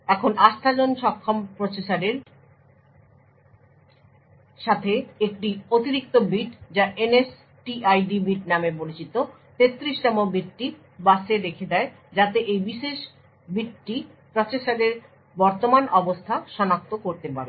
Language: Bangla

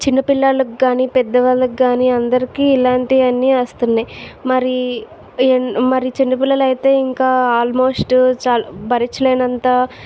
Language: Telugu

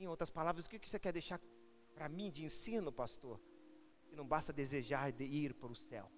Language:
Portuguese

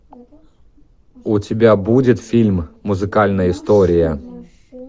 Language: Russian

